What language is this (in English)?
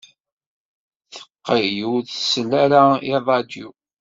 Kabyle